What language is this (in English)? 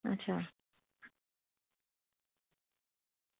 Dogri